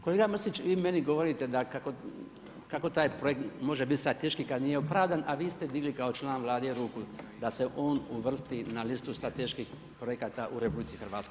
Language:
Croatian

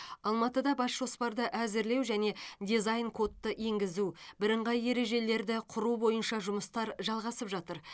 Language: Kazakh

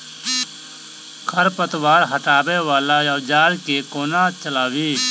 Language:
Maithili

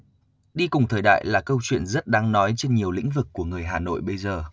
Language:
Vietnamese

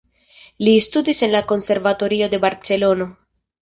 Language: Esperanto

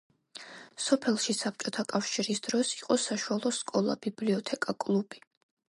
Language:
Georgian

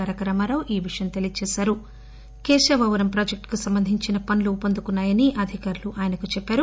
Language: Telugu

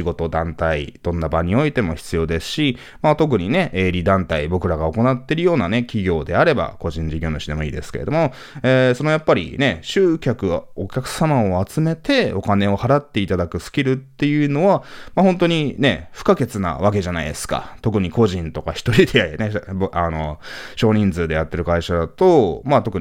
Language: Japanese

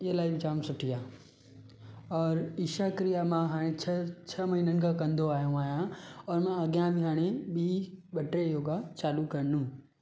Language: Sindhi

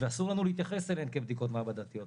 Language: Hebrew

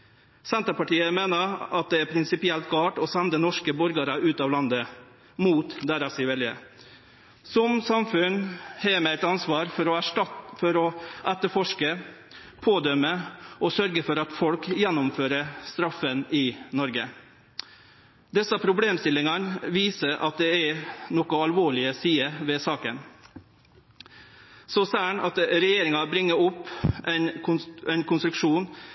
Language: Norwegian Nynorsk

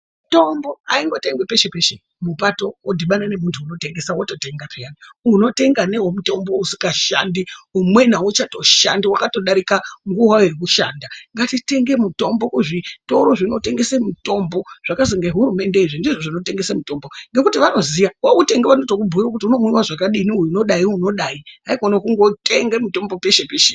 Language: Ndau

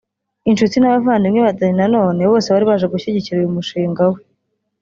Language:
Kinyarwanda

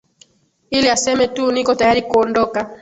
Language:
Swahili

